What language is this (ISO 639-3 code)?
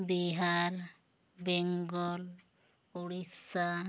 sat